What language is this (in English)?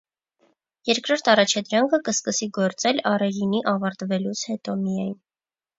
Armenian